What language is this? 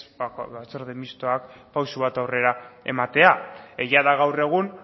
Basque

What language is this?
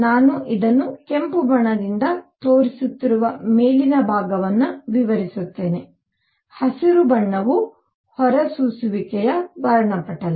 Kannada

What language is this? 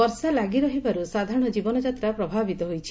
Odia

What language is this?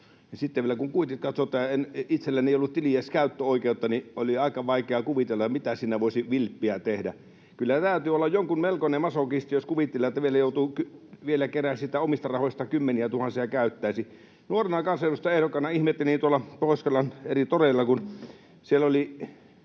Finnish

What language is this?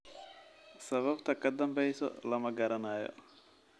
Somali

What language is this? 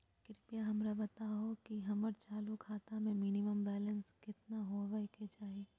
Magahi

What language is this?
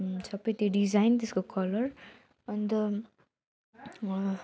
Nepali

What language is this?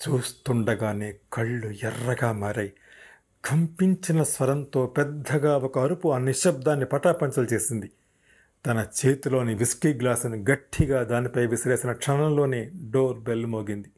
Telugu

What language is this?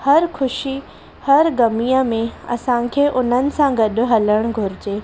Sindhi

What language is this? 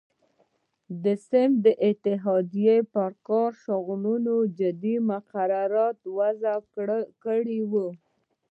Pashto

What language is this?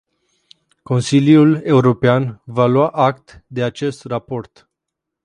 Romanian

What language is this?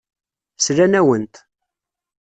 Kabyle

